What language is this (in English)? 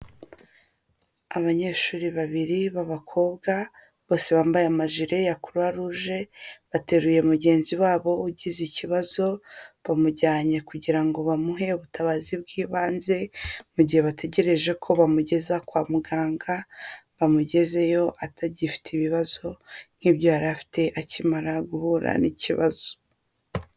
Kinyarwanda